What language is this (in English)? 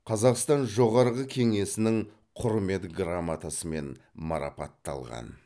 Kazakh